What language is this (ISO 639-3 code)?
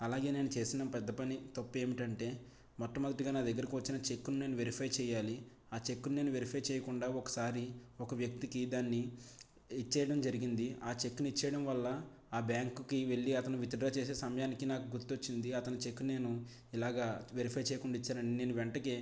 tel